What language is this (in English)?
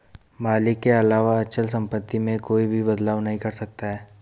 Hindi